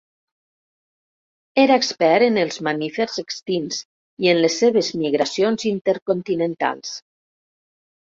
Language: Catalan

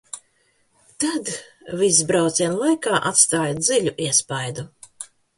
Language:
Latvian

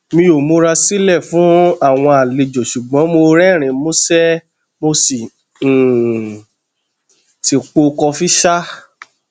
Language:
Yoruba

